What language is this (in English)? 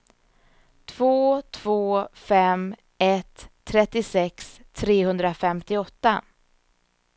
Swedish